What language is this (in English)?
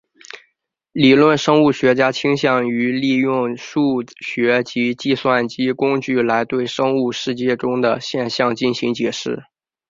Chinese